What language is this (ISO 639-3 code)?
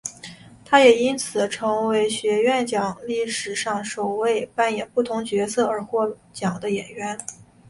zho